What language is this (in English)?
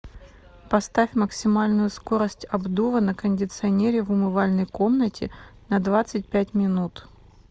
Russian